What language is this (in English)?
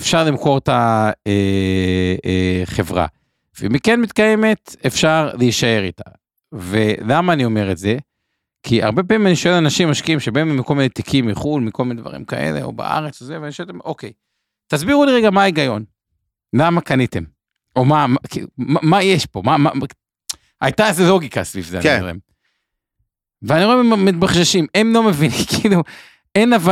Hebrew